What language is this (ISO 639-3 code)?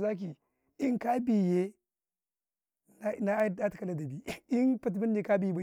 kai